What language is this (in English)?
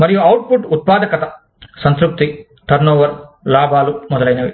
Telugu